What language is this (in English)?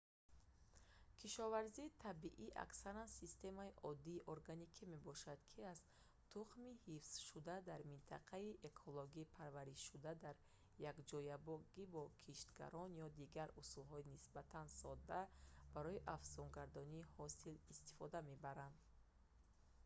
Tajik